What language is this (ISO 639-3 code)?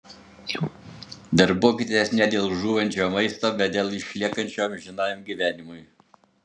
lit